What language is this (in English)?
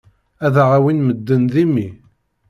Kabyle